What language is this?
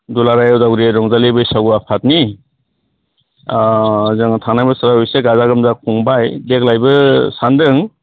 Bodo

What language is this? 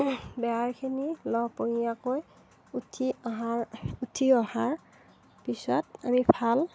Assamese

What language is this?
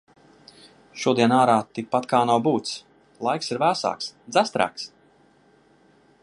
Latvian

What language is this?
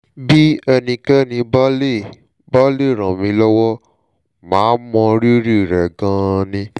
Yoruba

